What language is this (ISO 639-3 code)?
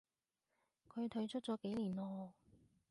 yue